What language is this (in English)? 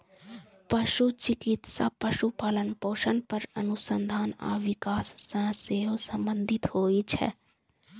Maithili